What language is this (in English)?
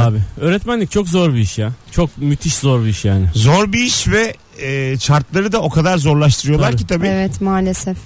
Turkish